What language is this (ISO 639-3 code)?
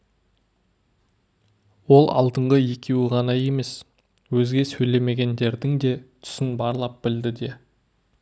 kaz